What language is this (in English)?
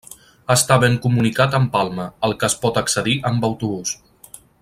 Catalan